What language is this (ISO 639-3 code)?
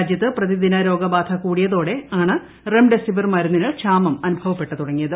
mal